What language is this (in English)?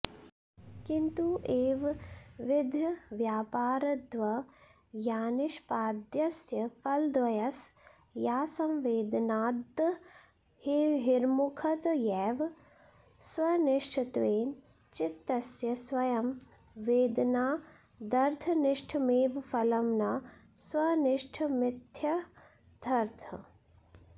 Sanskrit